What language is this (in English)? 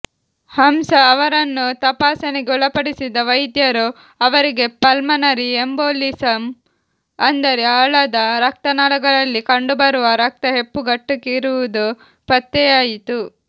Kannada